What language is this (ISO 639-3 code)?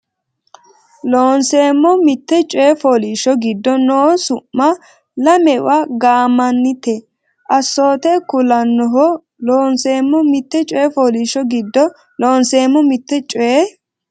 sid